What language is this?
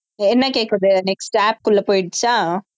Tamil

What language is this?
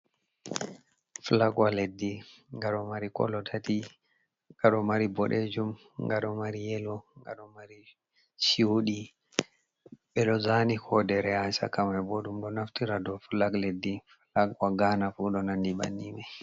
Fula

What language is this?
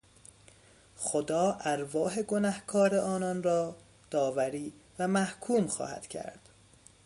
Persian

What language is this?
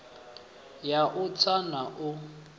Venda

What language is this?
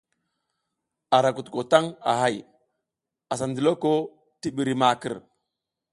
South Giziga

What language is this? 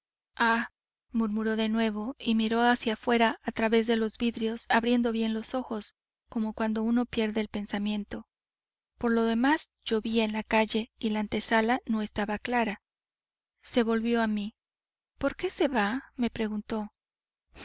Spanish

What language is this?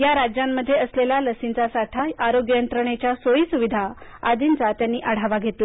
Marathi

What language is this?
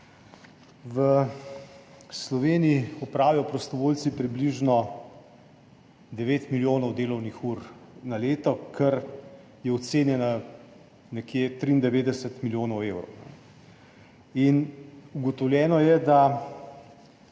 Slovenian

